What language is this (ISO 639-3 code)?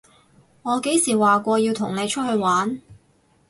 yue